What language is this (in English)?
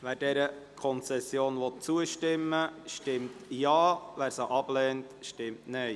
Swiss German